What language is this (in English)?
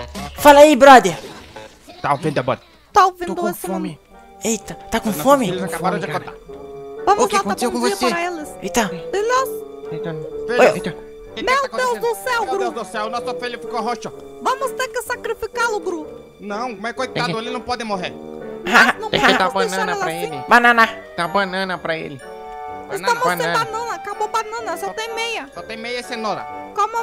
Portuguese